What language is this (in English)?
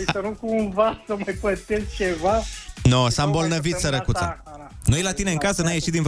Romanian